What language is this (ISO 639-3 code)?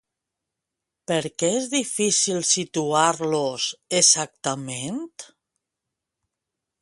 cat